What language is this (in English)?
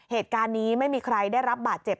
Thai